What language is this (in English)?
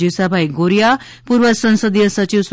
Gujarati